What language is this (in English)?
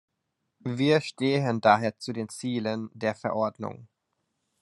German